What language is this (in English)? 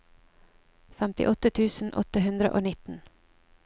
Norwegian